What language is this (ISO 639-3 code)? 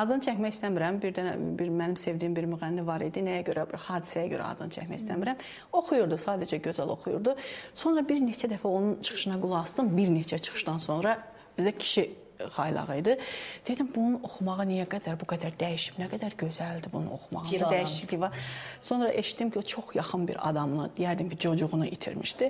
tur